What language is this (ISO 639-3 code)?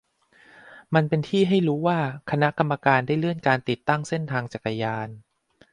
tha